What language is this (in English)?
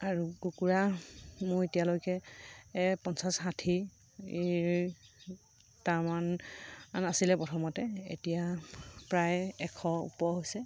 Assamese